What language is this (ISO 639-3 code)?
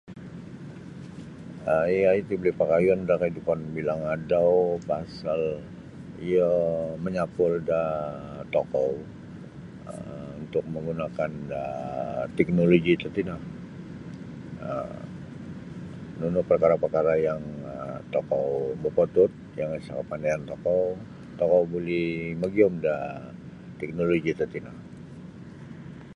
bsy